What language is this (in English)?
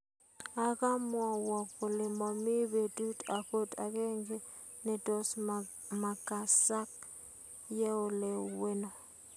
Kalenjin